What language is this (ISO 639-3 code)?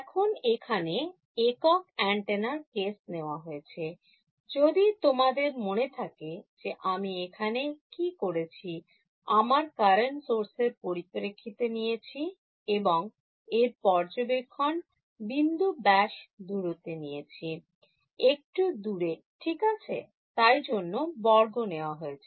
ben